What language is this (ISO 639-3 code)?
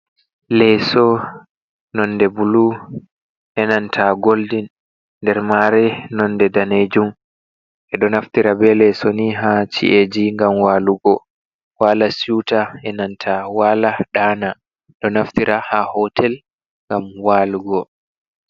ful